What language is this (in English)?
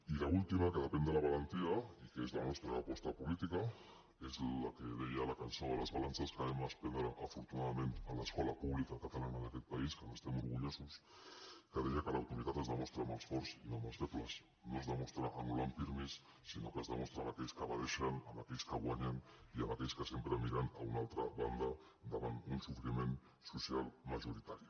Catalan